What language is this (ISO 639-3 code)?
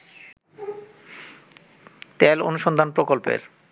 ben